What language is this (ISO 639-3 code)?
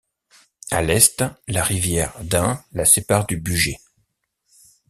fra